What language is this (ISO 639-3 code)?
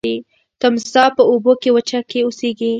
pus